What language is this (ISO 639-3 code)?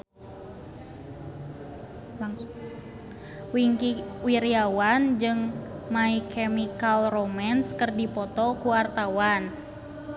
sun